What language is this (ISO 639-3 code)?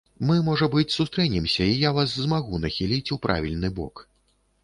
bel